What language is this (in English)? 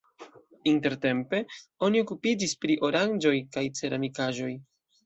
Esperanto